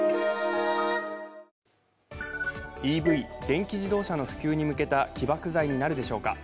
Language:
Japanese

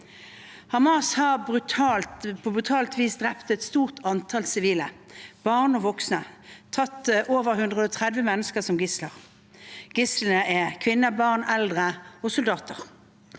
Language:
Norwegian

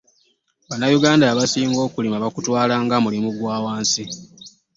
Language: Ganda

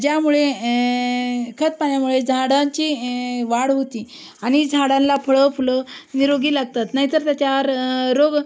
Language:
Marathi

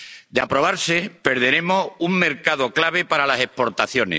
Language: Spanish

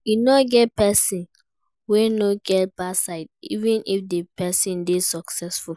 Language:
Nigerian Pidgin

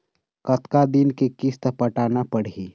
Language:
Chhattisgarhi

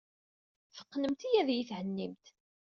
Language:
Kabyle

